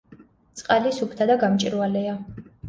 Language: Georgian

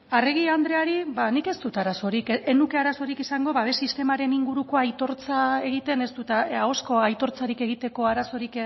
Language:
Basque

